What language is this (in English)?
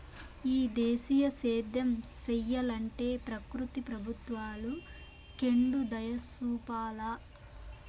Telugu